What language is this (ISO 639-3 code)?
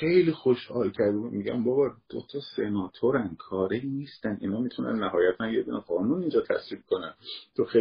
fas